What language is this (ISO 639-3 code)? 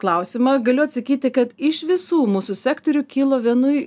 lit